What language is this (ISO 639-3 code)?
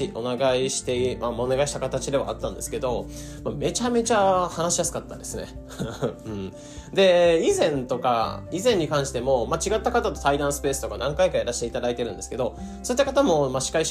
jpn